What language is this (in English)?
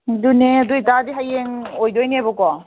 Manipuri